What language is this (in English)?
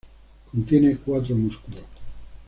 Spanish